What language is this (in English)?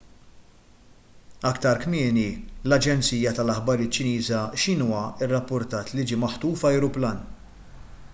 Maltese